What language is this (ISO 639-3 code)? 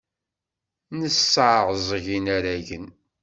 kab